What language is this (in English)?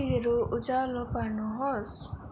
Nepali